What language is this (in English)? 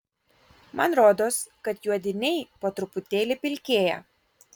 Lithuanian